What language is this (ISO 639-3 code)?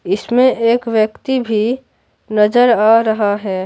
hin